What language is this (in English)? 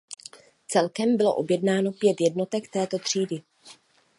Czech